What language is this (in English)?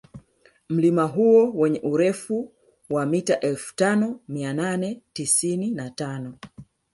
Swahili